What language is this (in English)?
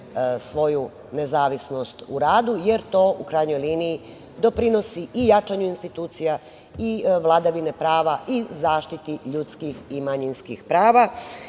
Serbian